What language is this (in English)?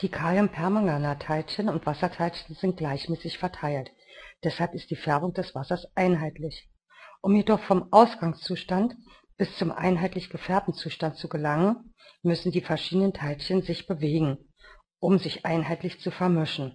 German